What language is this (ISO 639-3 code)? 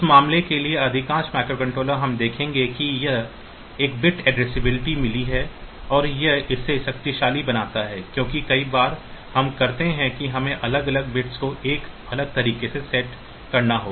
hin